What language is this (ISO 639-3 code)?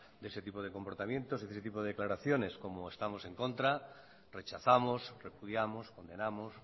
spa